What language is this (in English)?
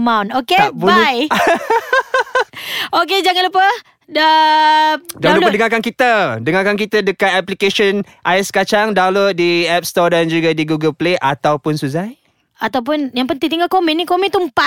Malay